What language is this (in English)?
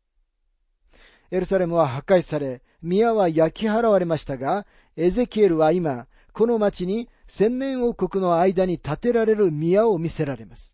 Japanese